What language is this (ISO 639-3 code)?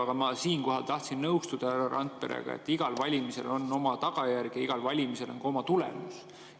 est